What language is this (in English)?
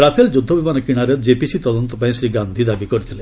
Odia